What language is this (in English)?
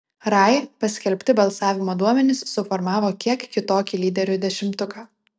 Lithuanian